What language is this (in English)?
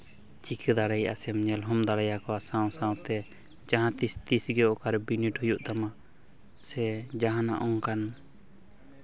Santali